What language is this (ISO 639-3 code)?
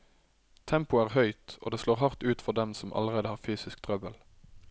nor